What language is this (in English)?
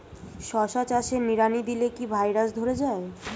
Bangla